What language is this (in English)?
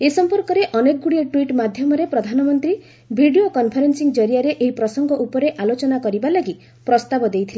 Odia